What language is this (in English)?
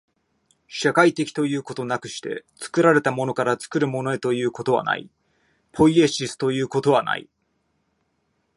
Japanese